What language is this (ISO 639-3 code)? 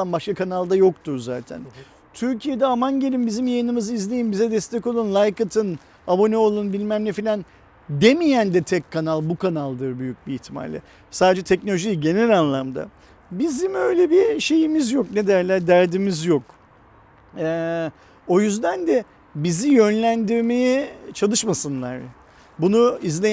tur